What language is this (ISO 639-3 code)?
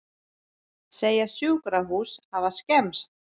isl